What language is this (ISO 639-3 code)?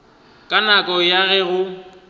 nso